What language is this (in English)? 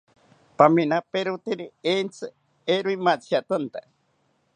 South Ucayali Ashéninka